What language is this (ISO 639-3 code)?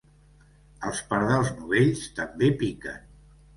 cat